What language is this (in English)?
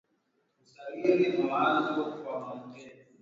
Swahili